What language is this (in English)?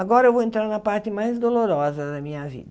Portuguese